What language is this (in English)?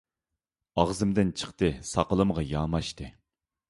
Uyghur